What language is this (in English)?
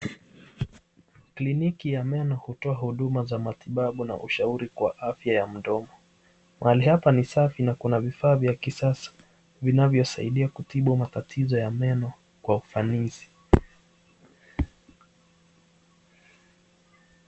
Swahili